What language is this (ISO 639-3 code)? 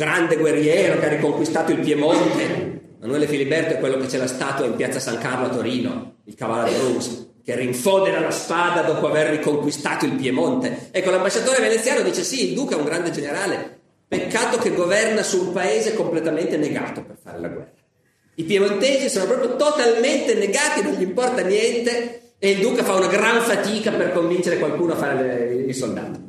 ita